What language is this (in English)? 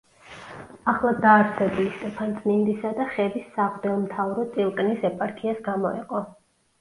Georgian